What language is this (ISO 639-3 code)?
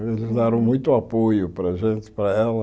por